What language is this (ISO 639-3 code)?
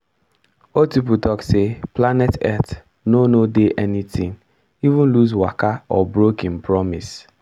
pcm